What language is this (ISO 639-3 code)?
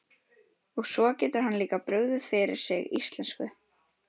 isl